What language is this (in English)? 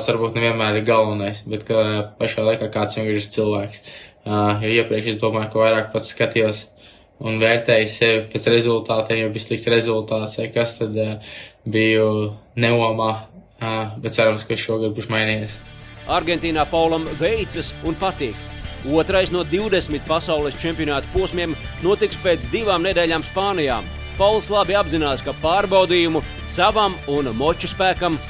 Latvian